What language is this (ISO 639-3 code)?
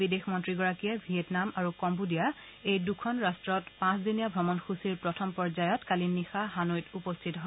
asm